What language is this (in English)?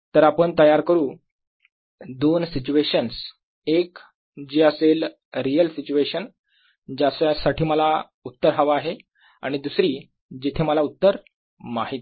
Marathi